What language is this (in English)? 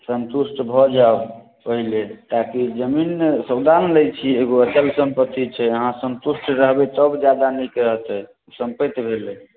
Maithili